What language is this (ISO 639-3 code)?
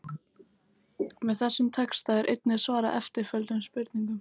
isl